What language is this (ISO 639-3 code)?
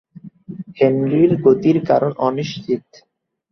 ben